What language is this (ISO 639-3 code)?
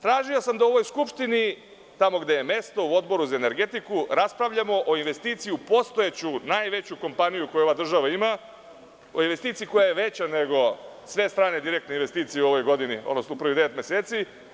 srp